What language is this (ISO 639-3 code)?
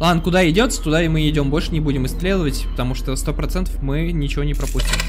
rus